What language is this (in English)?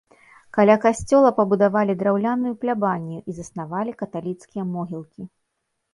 Belarusian